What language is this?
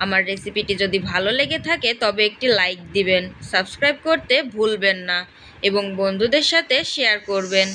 Bangla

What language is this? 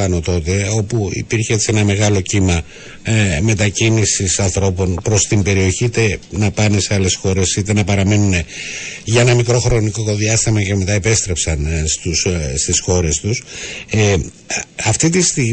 Greek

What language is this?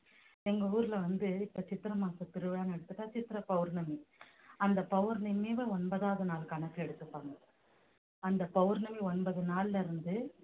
Tamil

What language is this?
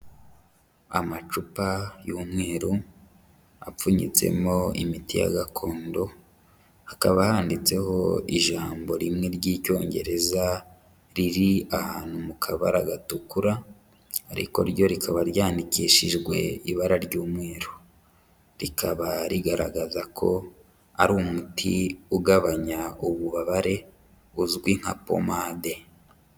Kinyarwanda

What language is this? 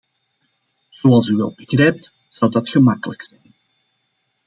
Dutch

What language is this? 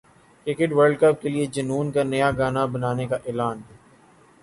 Urdu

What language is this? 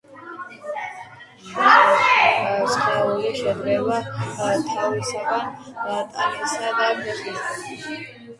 Georgian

